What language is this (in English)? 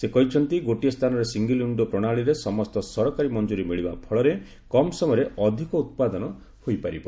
Odia